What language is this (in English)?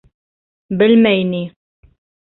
Bashkir